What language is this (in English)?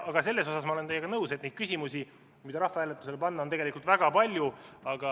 Estonian